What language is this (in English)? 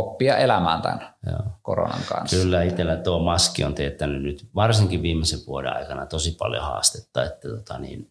Finnish